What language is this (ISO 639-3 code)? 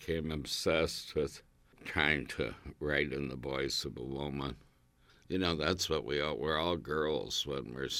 eng